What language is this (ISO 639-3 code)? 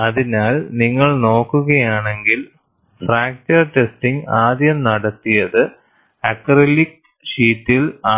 mal